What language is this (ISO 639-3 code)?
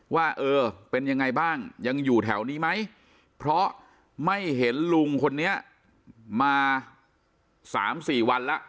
tha